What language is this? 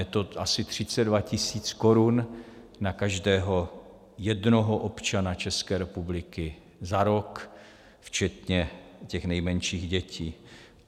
Czech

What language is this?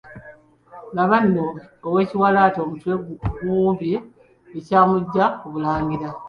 Ganda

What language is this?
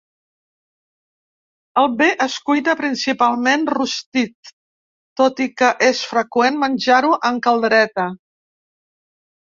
Catalan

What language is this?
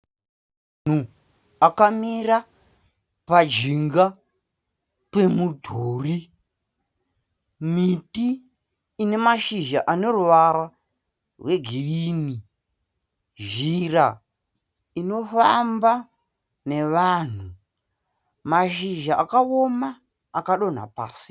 Shona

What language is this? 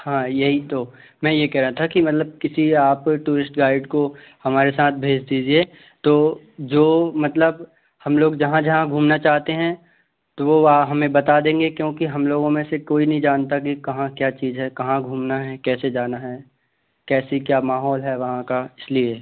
Hindi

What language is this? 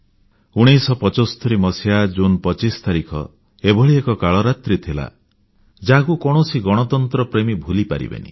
Odia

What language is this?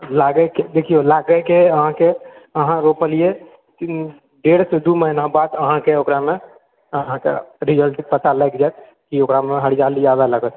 Maithili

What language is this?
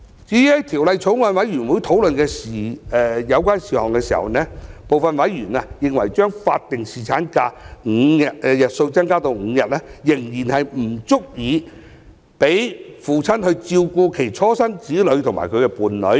Cantonese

